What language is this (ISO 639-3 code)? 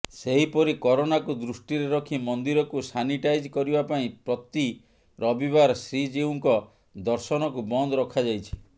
ori